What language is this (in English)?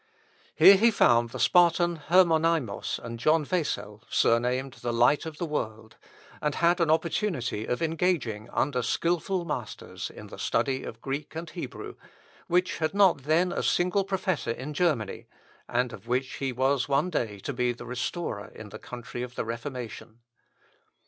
English